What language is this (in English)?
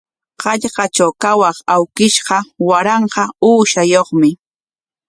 Corongo Ancash Quechua